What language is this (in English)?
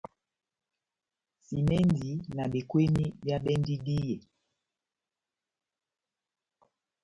Batanga